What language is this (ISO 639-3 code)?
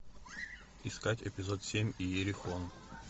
rus